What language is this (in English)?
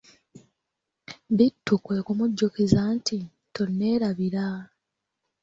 Ganda